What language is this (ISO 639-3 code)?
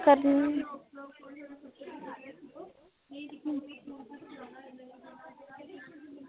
doi